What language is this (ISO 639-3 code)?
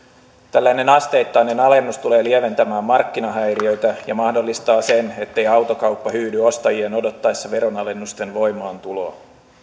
fin